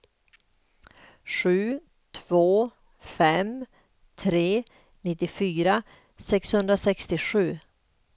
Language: Swedish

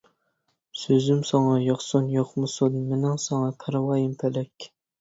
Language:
Uyghur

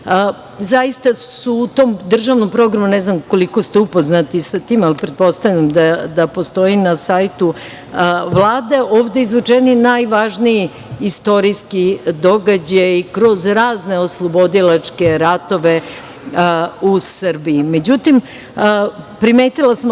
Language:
Serbian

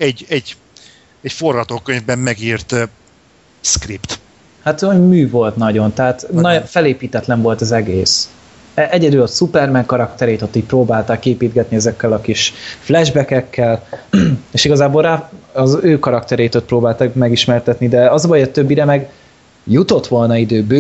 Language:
Hungarian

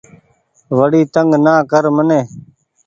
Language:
Goaria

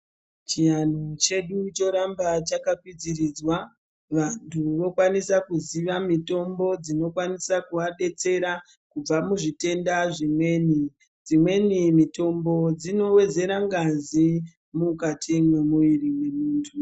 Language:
Ndau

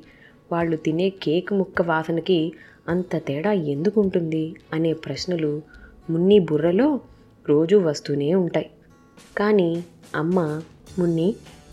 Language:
Telugu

